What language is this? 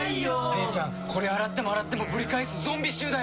Japanese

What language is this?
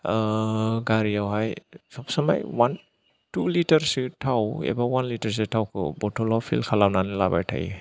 Bodo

